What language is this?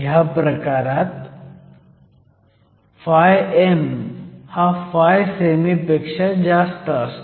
Marathi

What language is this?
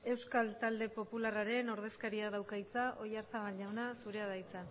Basque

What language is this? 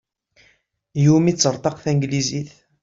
Kabyle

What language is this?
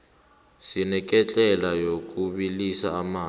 South Ndebele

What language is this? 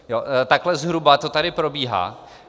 Czech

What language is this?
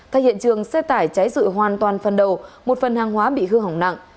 Vietnamese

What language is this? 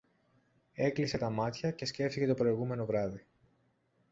Greek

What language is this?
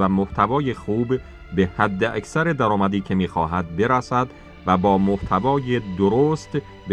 Persian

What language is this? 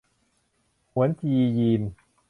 Thai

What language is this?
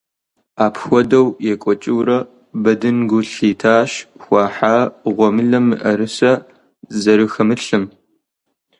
Kabardian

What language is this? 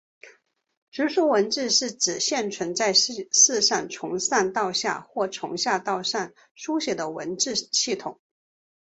Chinese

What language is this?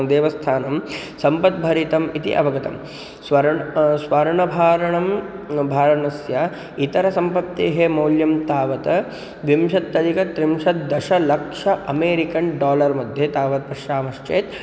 Sanskrit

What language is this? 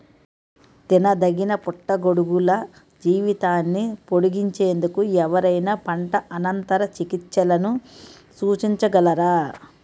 Telugu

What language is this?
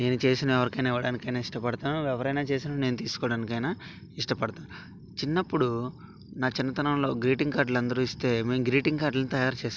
Telugu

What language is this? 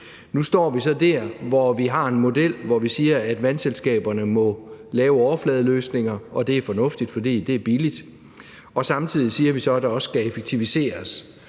Danish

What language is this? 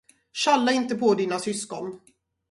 Swedish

